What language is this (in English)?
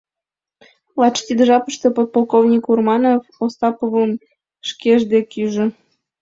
Mari